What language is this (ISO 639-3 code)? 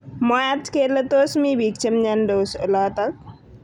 kln